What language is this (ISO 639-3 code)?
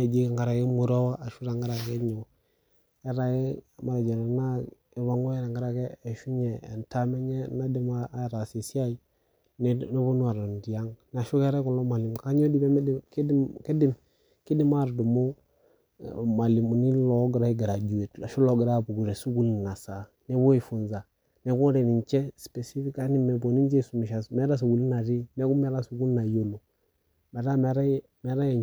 mas